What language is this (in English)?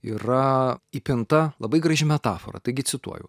Lithuanian